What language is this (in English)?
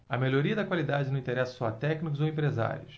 Portuguese